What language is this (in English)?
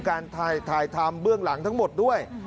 Thai